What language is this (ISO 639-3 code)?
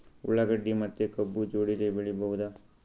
kan